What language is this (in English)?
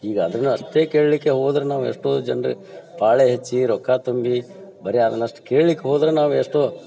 Kannada